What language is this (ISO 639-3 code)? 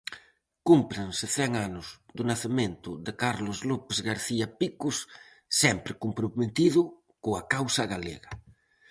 glg